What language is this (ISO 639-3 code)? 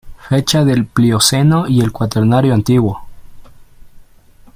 spa